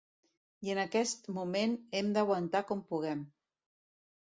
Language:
Catalan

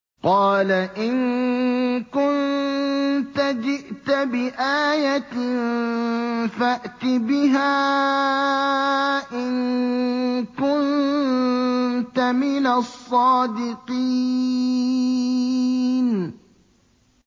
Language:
Arabic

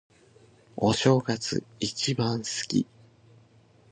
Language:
Japanese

